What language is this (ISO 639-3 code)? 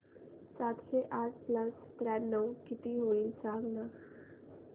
mar